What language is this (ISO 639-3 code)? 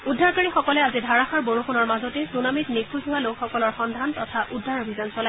asm